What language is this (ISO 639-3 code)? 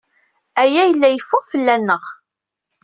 kab